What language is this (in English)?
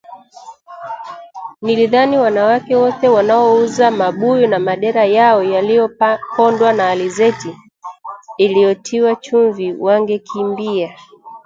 Swahili